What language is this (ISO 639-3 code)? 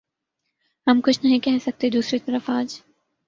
urd